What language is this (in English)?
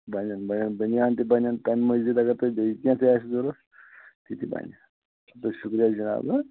Kashmiri